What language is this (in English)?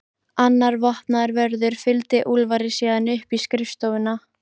Icelandic